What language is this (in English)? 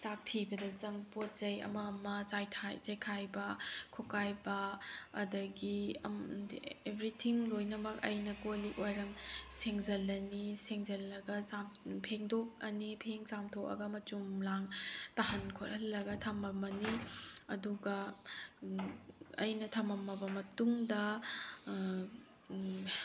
Manipuri